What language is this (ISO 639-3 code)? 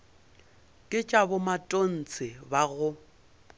nso